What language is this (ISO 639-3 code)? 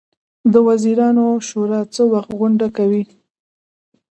pus